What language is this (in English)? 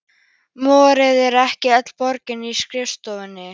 Icelandic